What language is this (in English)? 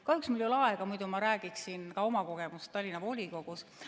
Estonian